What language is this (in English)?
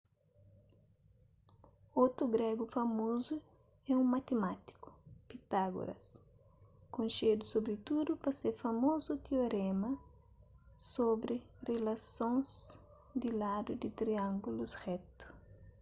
Kabuverdianu